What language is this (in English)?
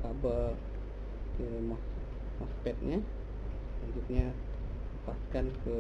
Indonesian